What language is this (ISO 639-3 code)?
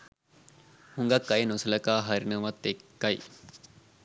sin